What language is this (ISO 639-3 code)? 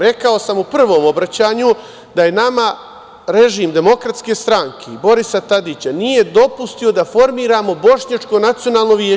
srp